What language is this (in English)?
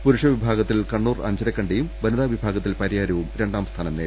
Malayalam